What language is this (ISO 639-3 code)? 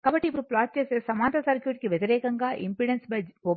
tel